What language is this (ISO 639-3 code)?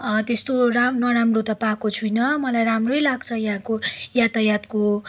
nep